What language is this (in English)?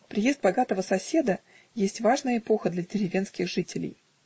Russian